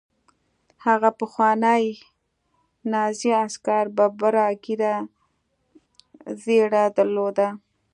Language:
Pashto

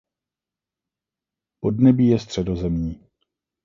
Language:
Czech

